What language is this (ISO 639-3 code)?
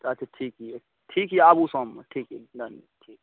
mai